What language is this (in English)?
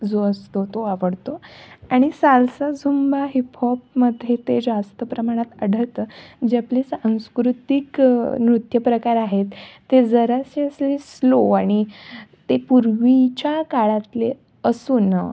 Marathi